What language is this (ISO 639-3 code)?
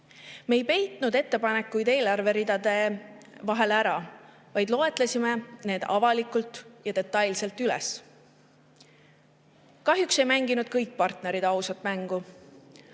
est